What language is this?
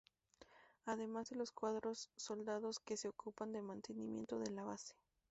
Spanish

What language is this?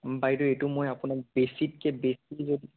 Assamese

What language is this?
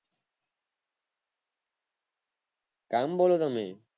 Gujarati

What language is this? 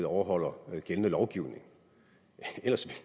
Danish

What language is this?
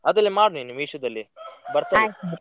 Kannada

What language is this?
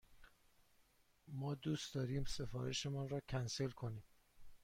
Persian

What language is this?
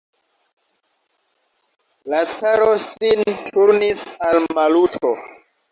Esperanto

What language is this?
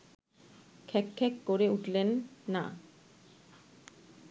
Bangla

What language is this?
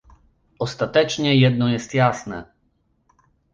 Polish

